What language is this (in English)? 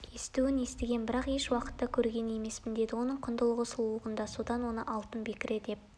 Kazakh